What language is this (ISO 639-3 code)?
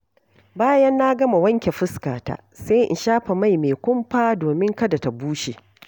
hau